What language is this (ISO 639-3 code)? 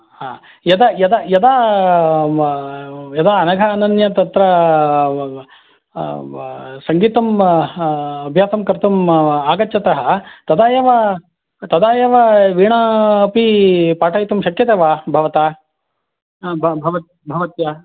san